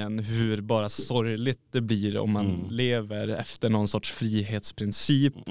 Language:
Swedish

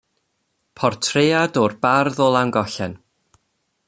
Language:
Welsh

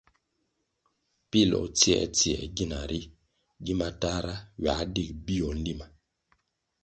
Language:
Kwasio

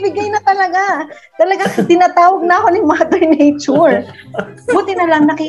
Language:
Filipino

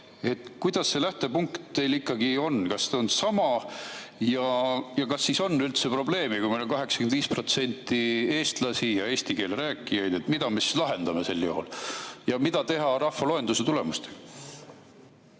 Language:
Estonian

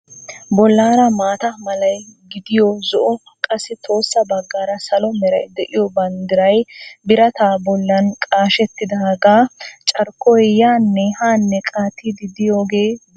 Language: Wolaytta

